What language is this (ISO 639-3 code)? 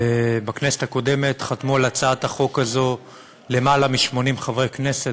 heb